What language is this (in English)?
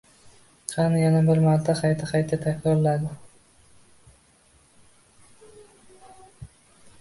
Uzbek